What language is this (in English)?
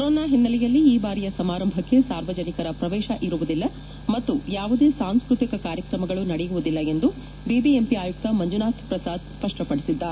Kannada